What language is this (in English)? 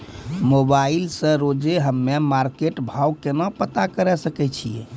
Maithili